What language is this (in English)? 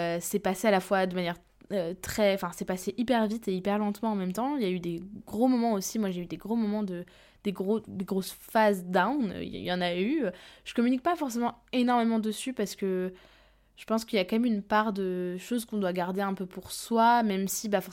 French